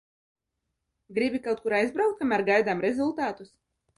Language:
Latvian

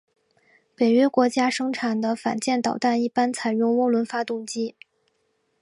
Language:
Chinese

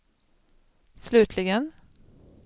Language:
Swedish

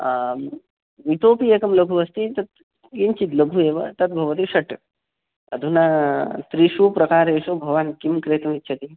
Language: Sanskrit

